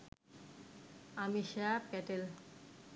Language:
Bangla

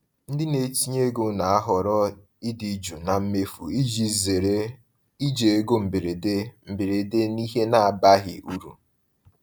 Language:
Igbo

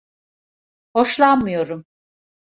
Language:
Turkish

